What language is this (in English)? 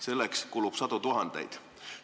Estonian